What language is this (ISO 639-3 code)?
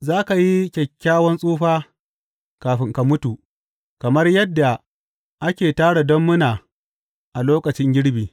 hau